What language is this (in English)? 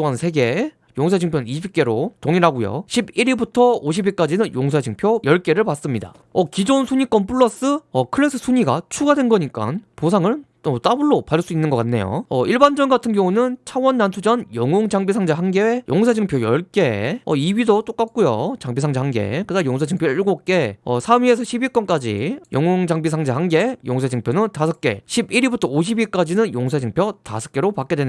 Korean